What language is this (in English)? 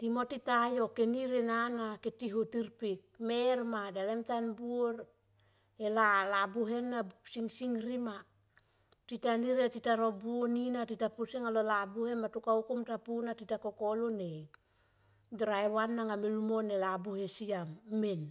Tomoip